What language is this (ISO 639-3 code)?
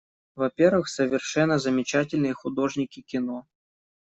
rus